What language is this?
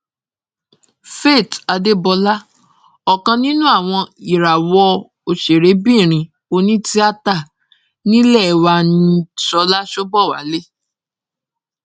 Yoruba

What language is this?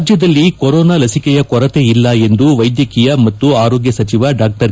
Kannada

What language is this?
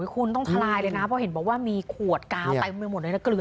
Thai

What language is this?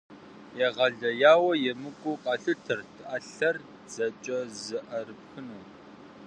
Kabardian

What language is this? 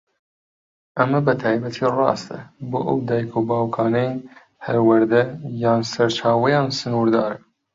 Central Kurdish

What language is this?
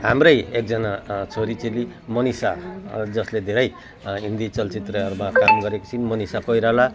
Nepali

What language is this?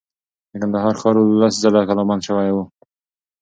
Pashto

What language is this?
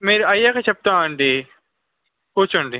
Telugu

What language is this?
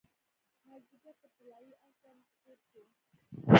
Pashto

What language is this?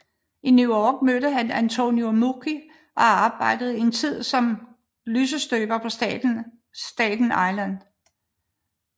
Danish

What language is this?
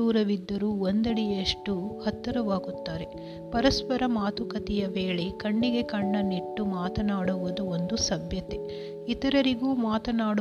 Kannada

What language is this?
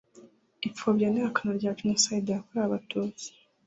Kinyarwanda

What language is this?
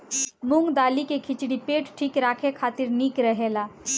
Bhojpuri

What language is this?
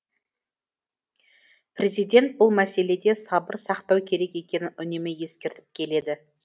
Kazakh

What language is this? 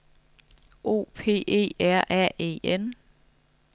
Danish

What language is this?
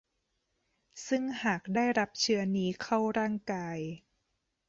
Thai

